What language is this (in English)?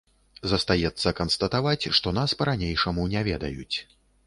Belarusian